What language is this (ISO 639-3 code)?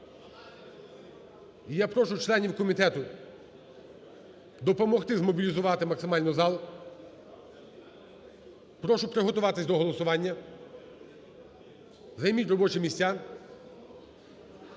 ukr